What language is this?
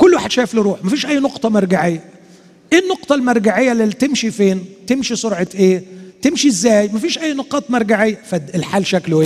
Arabic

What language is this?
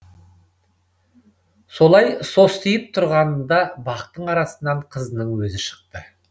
Kazakh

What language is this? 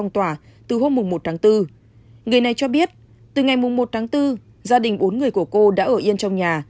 Vietnamese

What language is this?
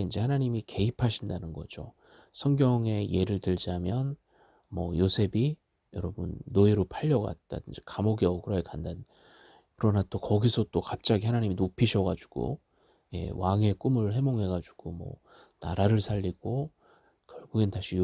Korean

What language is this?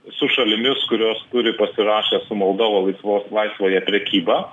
Lithuanian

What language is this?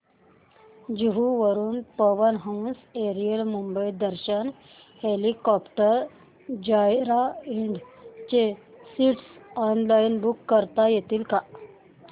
Marathi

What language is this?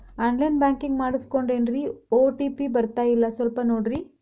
Kannada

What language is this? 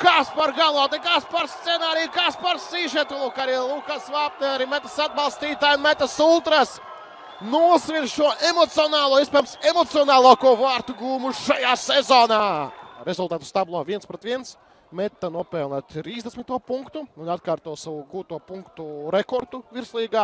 Latvian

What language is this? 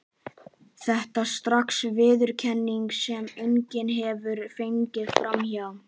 Icelandic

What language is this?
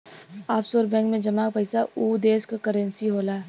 Bhojpuri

